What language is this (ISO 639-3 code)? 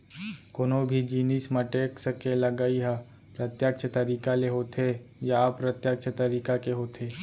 hne